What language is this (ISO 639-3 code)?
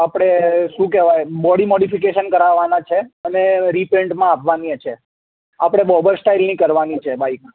guj